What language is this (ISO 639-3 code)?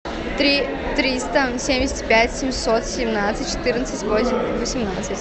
rus